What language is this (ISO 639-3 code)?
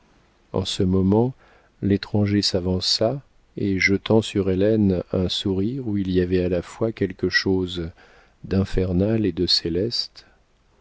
fra